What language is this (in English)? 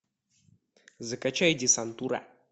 Russian